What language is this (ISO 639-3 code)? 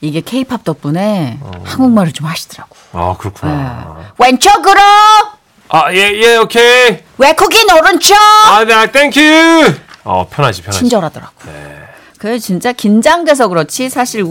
kor